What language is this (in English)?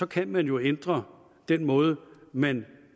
Danish